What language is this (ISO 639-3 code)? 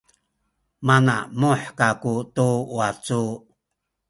szy